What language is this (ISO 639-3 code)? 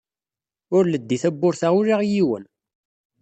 kab